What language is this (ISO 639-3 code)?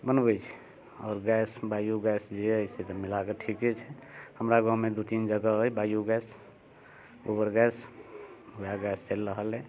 mai